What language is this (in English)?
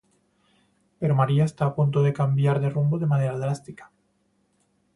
Spanish